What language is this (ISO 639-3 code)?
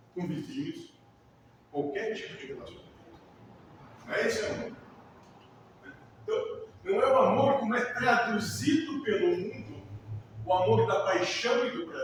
por